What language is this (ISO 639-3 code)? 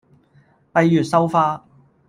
yue